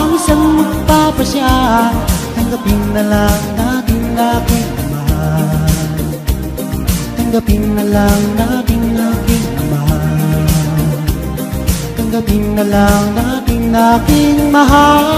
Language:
Indonesian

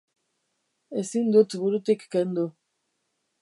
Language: Basque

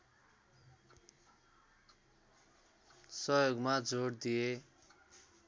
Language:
Nepali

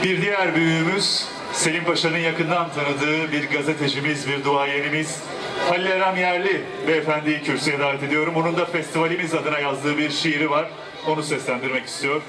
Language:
Turkish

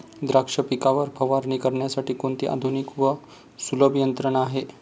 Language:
Marathi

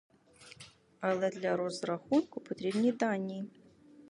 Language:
Ukrainian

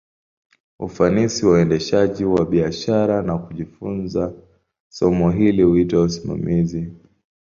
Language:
Swahili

